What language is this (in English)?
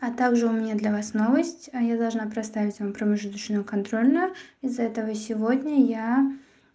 Russian